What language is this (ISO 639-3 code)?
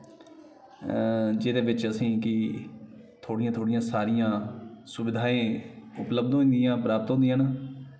doi